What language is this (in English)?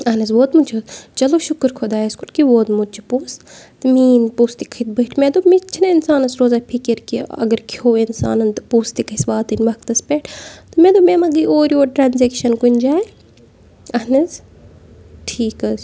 Kashmiri